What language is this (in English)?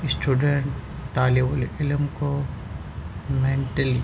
Urdu